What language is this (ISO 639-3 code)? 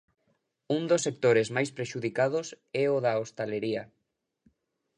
glg